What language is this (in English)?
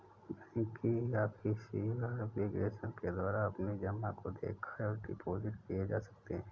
Hindi